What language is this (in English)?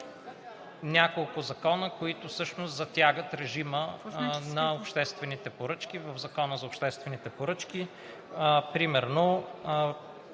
Bulgarian